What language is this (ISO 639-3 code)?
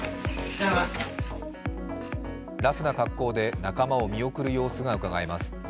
jpn